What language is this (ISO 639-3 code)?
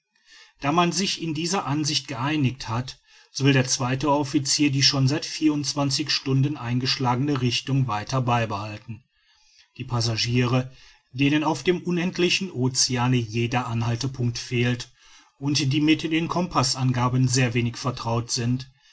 deu